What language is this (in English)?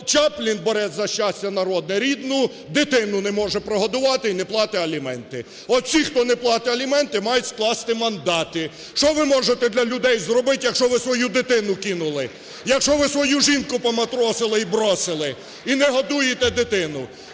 Ukrainian